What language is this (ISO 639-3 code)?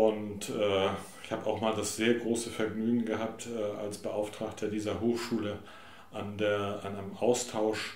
deu